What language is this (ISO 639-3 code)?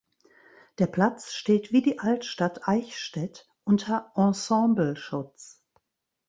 deu